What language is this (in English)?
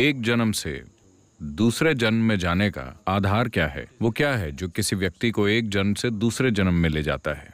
Hindi